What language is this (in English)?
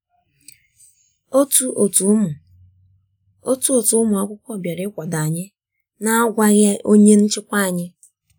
Igbo